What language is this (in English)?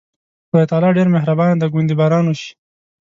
Pashto